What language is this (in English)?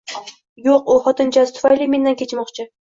Uzbek